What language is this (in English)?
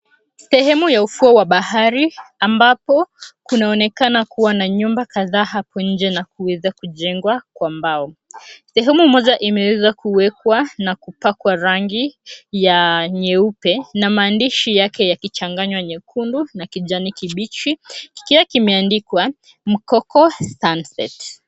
Swahili